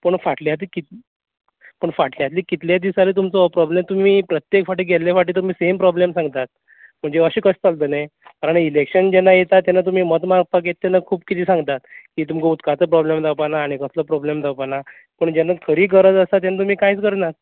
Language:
Konkani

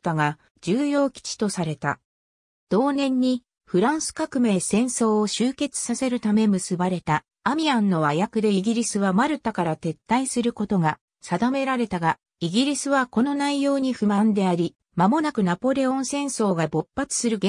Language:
Japanese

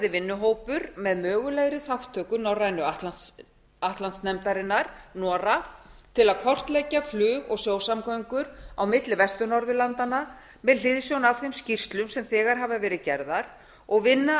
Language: Icelandic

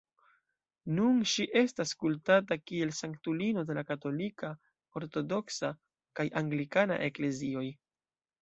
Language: Esperanto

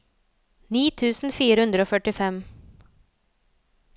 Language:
Norwegian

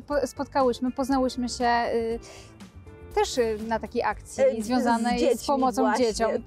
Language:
Polish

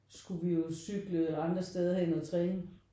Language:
Danish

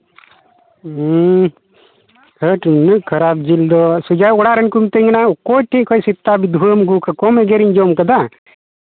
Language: Santali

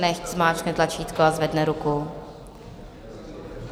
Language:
Czech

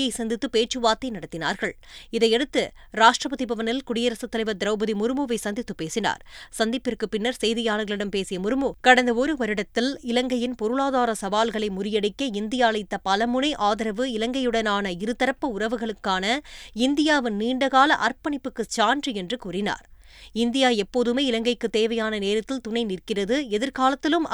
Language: Tamil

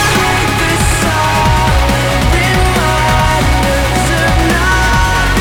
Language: Ukrainian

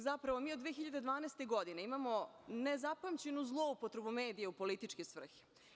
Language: Serbian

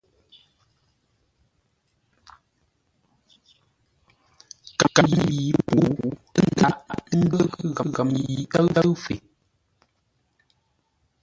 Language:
Ngombale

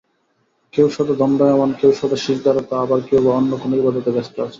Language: Bangla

